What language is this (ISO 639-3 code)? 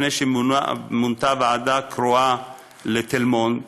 heb